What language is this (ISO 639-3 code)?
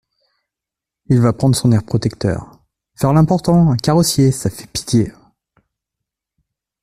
fra